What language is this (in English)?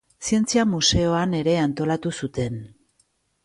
Basque